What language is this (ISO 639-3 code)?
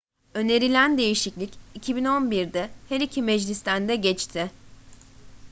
tur